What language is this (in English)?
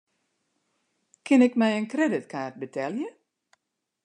Western Frisian